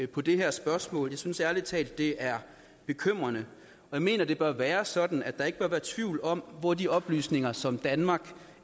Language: Danish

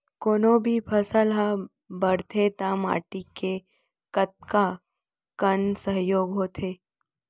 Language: Chhattisgarhi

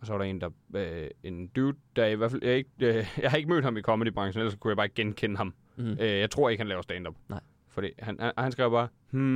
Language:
Danish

